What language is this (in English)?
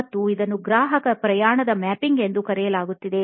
Kannada